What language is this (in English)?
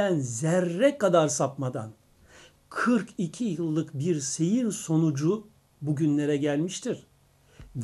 Turkish